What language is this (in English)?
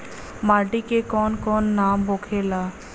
Bhojpuri